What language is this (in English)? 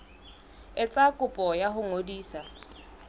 Southern Sotho